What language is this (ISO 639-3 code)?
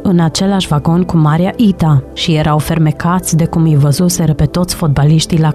ron